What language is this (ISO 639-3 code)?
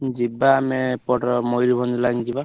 ori